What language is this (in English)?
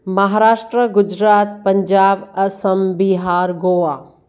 Sindhi